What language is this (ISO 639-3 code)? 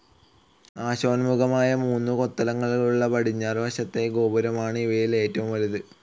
mal